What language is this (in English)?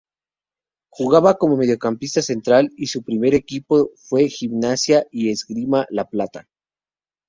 Spanish